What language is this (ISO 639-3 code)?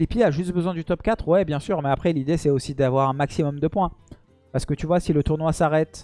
fra